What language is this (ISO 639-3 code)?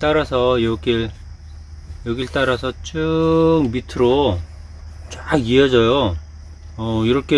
kor